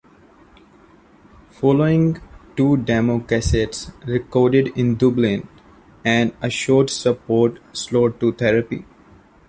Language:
English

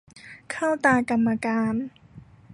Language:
Thai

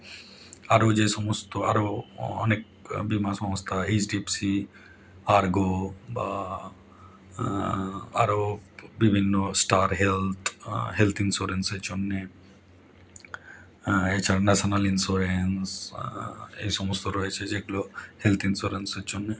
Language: Bangla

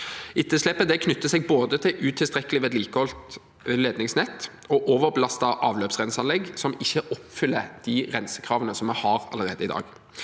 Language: Norwegian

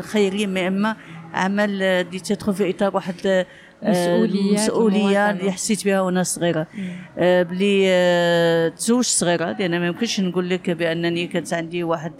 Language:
Arabic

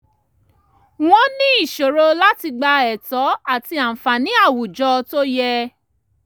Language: Yoruba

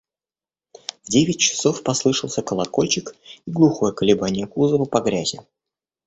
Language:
Russian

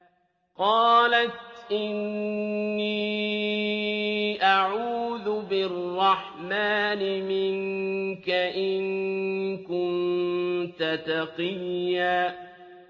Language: Arabic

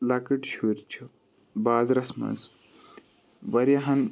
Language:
Kashmiri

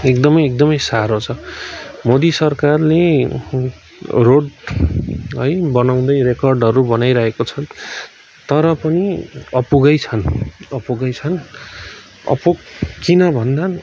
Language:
Nepali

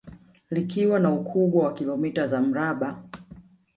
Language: Swahili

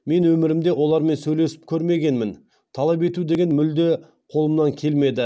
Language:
Kazakh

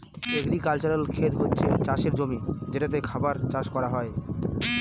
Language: Bangla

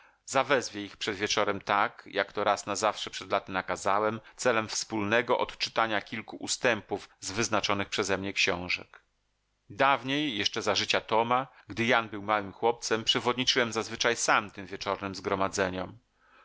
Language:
Polish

